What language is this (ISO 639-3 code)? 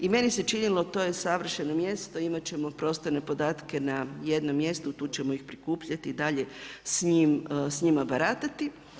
hrv